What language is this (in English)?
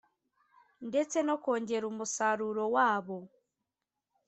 Kinyarwanda